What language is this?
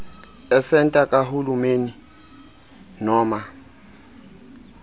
Xhosa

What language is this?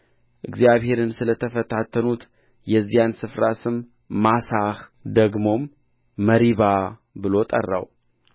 Amharic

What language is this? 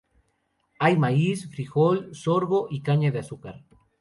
Spanish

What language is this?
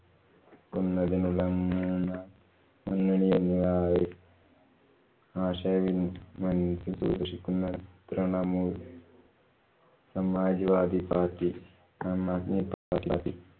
Malayalam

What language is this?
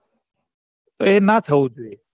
Gujarati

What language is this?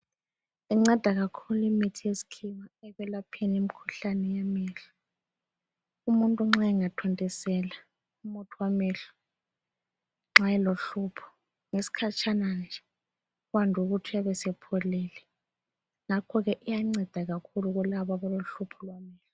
North Ndebele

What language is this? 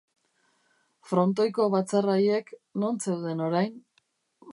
Basque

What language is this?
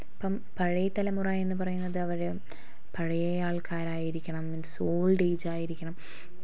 Malayalam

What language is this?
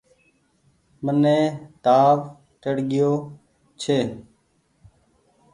Goaria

